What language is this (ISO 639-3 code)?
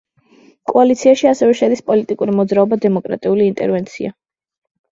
kat